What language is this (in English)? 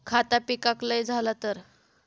Marathi